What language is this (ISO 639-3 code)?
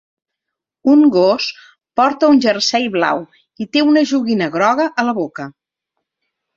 cat